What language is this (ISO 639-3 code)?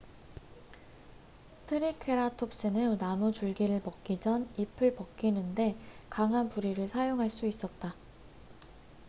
kor